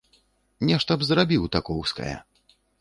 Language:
Belarusian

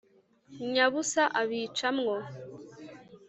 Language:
Kinyarwanda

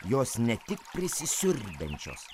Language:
Lithuanian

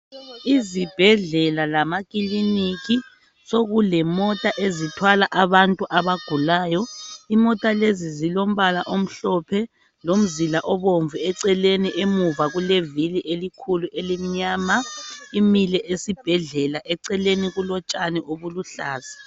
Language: North Ndebele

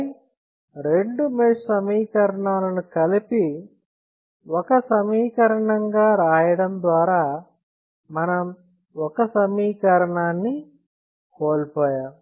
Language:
Telugu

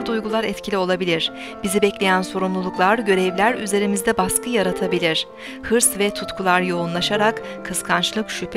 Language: Turkish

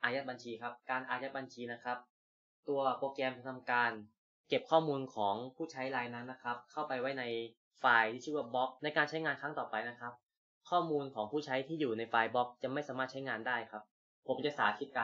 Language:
Thai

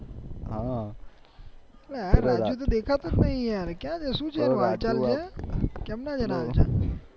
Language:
Gujarati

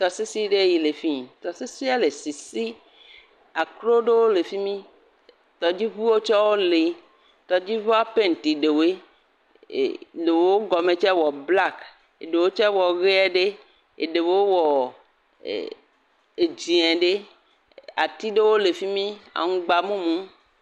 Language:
Ewe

